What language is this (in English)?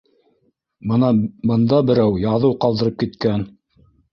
Bashkir